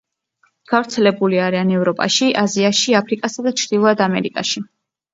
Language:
Georgian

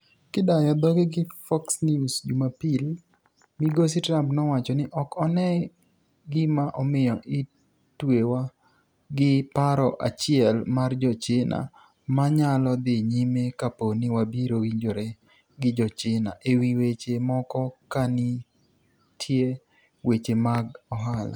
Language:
Luo (Kenya and Tanzania)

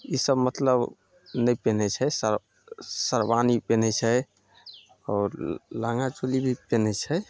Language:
Maithili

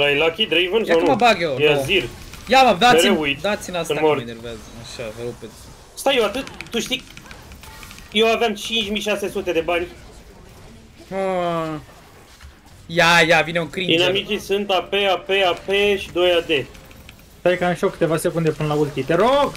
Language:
Romanian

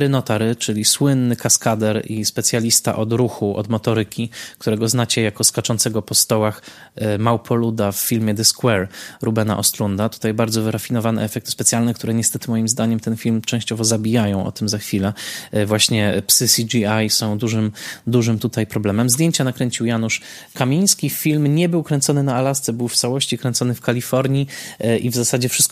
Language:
Polish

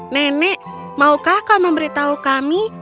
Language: Indonesian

